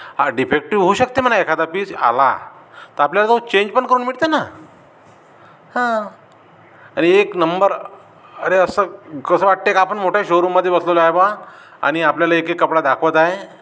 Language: Marathi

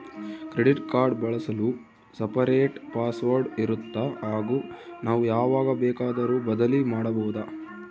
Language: Kannada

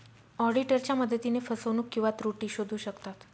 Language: Marathi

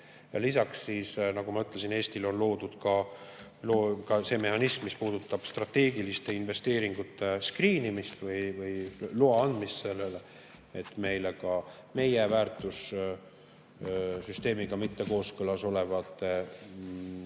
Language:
Estonian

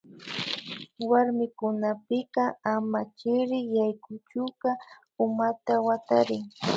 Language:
Imbabura Highland Quichua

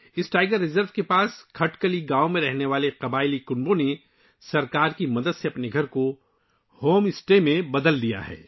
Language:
Urdu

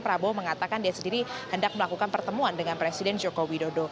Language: Indonesian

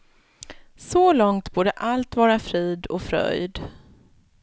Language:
Swedish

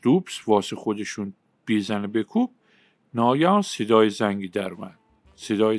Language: Persian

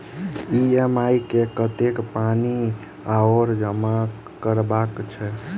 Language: Maithili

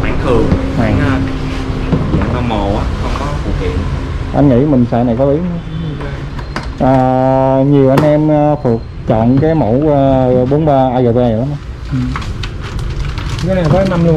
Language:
Vietnamese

